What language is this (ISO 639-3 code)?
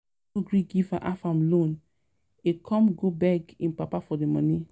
pcm